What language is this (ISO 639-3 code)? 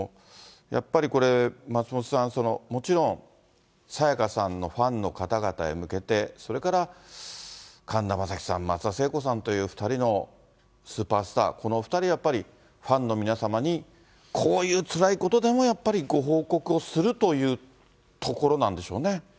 jpn